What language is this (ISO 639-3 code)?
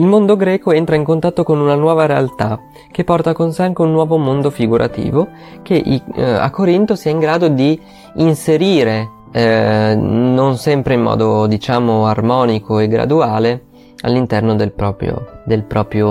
ita